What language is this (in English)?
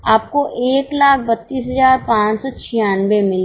Hindi